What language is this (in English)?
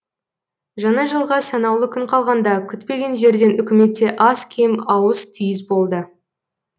Kazakh